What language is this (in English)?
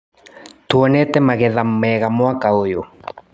Kikuyu